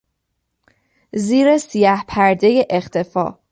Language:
Persian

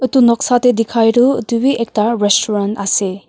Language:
Naga Pidgin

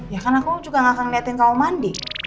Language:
Indonesian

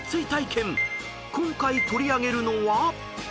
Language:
Japanese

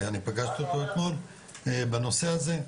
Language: Hebrew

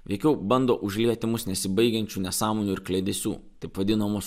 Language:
Lithuanian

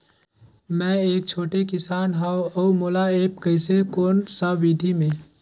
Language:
Chhattisgarhi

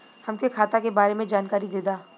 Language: Bhojpuri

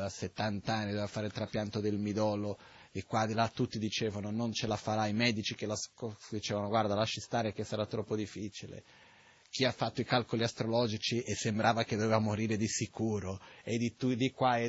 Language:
Italian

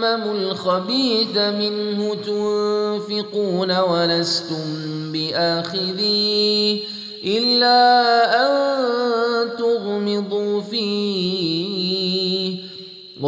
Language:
Malay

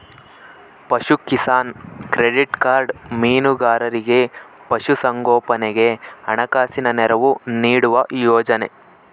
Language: Kannada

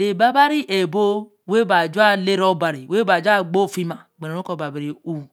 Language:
Eleme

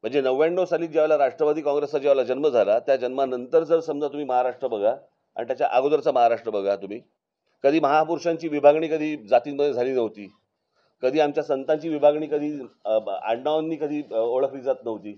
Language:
Marathi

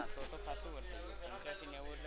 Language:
Gujarati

